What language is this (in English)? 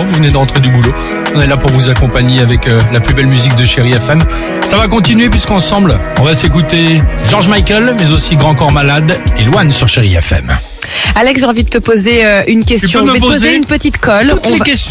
French